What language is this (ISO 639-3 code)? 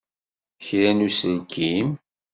kab